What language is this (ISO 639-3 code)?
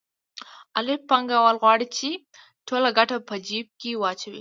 pus